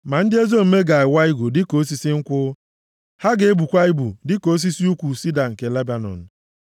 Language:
Igbo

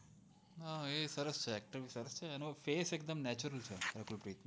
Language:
Gujarati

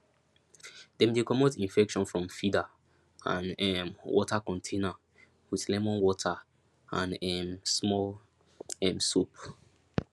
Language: Nigerian Pidgin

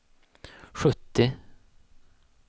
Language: Swedish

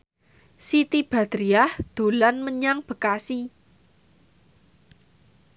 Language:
Javanese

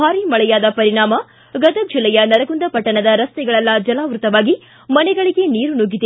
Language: Kannada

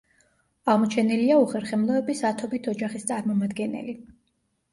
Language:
Georgian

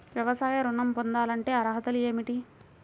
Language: Telugu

